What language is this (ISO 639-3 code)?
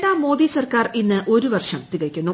mal